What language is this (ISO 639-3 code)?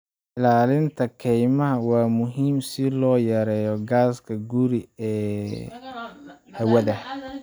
som